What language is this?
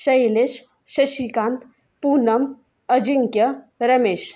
Marathi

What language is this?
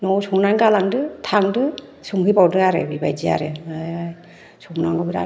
Bodo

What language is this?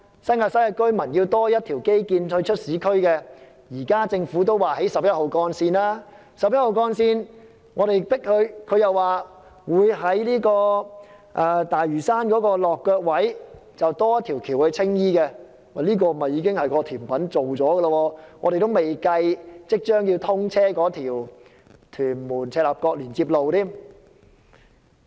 Cantonese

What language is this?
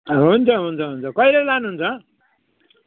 Nepali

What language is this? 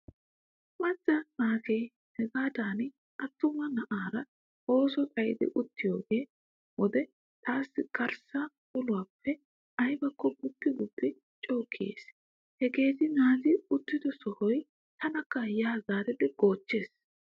Wolaytta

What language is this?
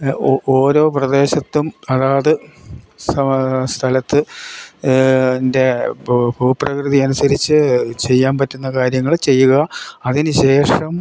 Malayalam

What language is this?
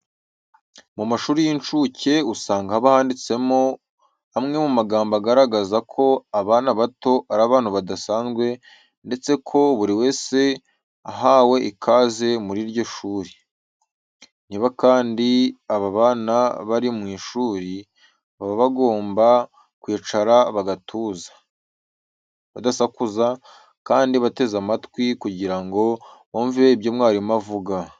Kinyarwanda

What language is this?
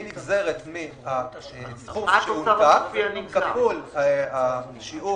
Hebrew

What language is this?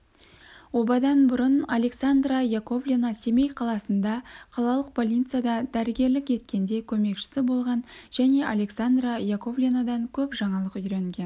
Kazakh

